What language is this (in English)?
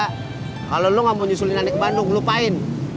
Indonesian